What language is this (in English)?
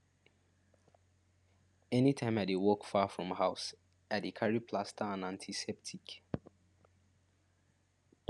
Nigerian Pidgin